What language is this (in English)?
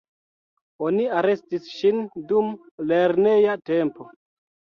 Esperanto